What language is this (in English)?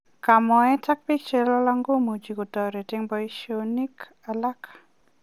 Kalenjin